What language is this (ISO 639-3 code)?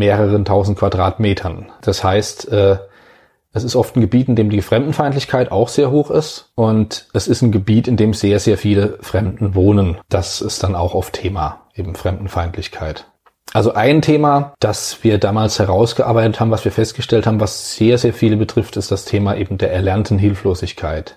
deu